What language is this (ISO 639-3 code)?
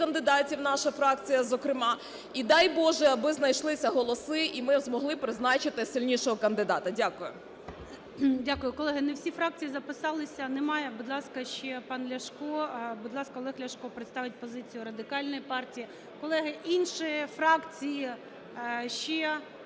ukr